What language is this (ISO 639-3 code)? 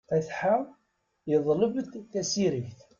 kab